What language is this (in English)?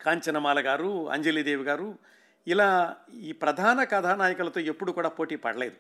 Telugu